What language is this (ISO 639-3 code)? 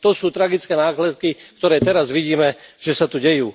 slk